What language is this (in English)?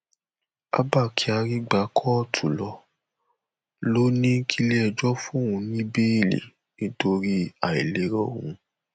Yoruba